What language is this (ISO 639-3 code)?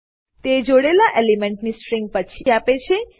guj